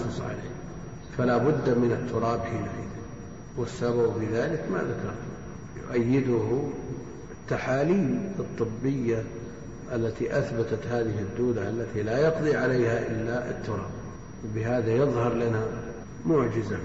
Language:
Arabic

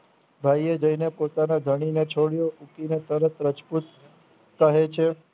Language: Gujarati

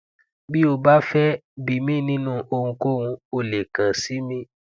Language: Yoruba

